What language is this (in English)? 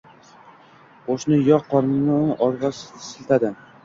Uzbek